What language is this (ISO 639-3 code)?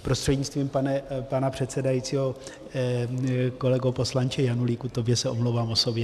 ces